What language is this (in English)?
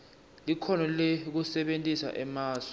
Swati